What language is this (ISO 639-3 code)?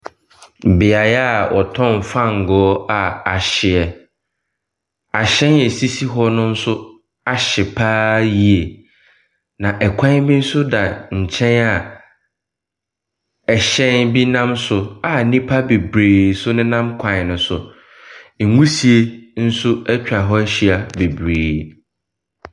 aka